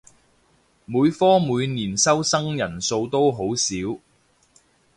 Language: Cantonese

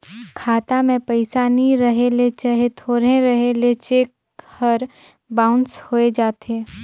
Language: Chhattisgarhi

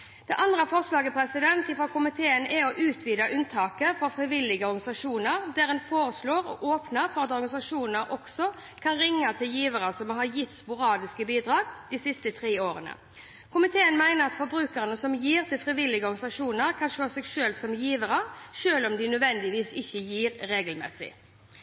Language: Norwegian Bokmål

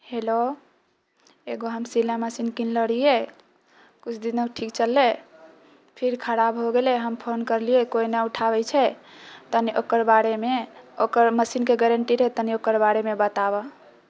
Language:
Maithili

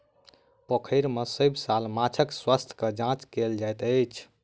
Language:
Maithili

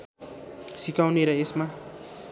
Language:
Nepali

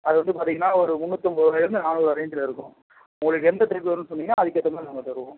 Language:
Tamil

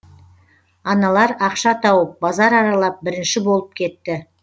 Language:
Kazakh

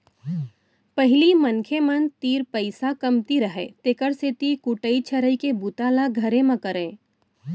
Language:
Chhattisgarhi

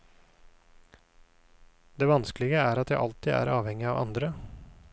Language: Norwegian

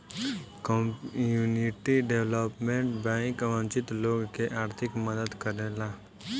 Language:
Bhojpuri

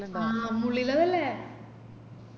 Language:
Malayalam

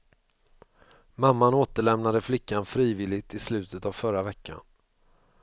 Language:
Swedish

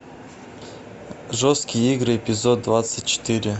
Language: Russian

